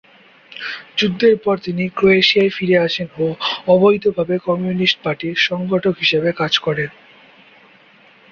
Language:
Bangla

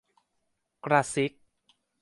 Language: Thai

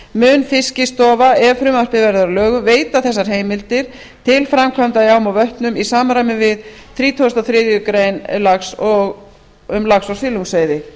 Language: Icelandic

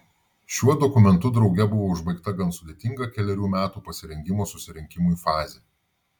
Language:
Lithuanian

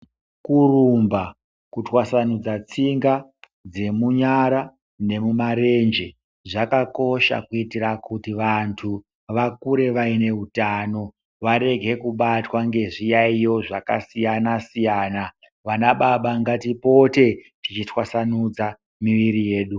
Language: Ndau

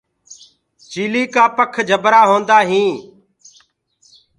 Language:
Gurgula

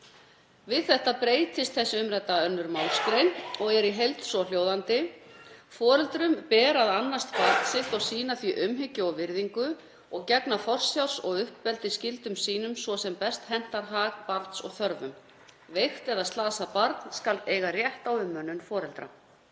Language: Icelandic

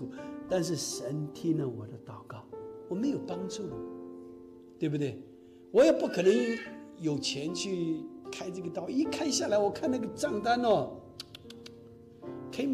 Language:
Chinese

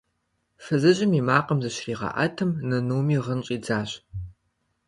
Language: Kabardian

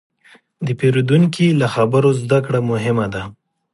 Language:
Pashto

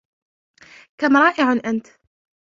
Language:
Arabic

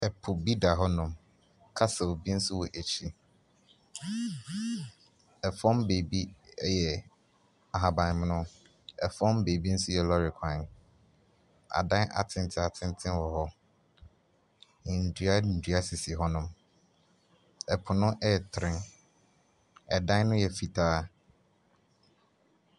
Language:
Akan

